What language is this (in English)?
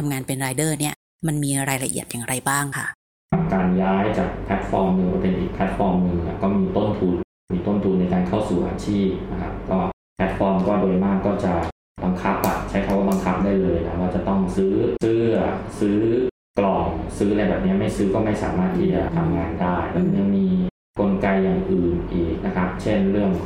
Thai